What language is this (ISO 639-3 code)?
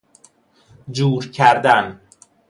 fas